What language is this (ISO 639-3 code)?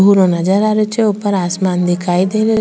raj